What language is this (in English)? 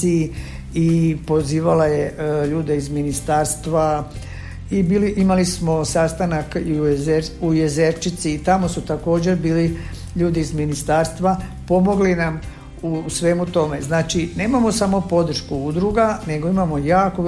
Croatian